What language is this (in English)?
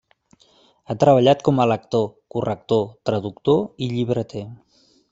Catalan